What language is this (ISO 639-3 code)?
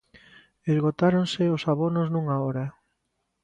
glg